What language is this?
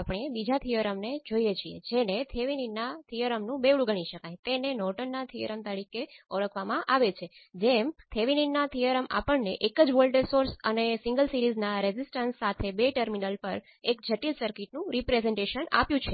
Gujarati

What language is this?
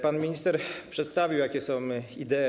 Polish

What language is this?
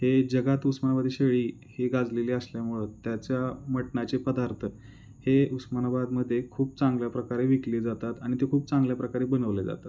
Marathi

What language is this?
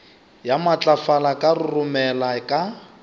Northern Sotho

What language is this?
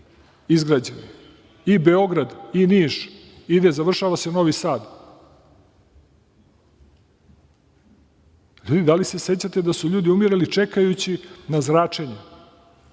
Serbian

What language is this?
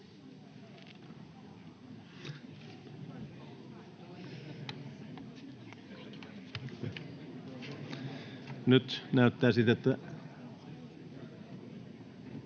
Finnish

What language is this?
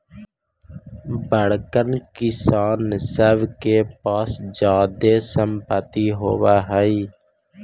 Magahi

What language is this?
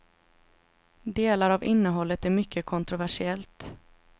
Swedish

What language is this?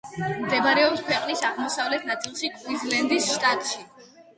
Georgian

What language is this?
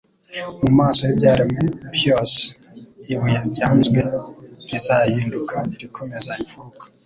Kinyarwanda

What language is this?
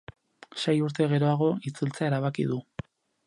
Basque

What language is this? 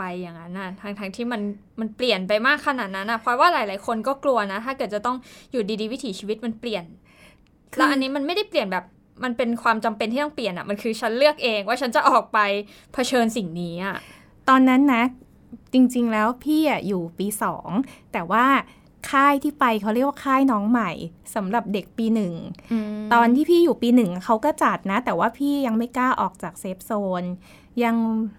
Thai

